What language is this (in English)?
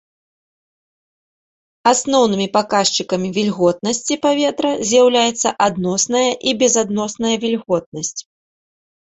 Belarusian